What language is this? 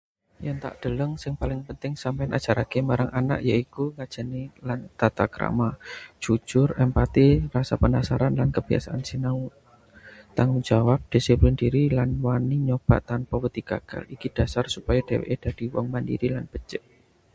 Javanese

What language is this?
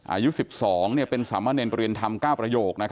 Thai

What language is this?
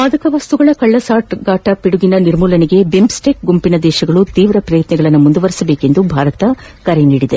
Kannada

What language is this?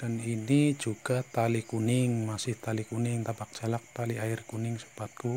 Indonesian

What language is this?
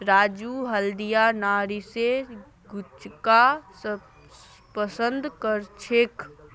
Magahi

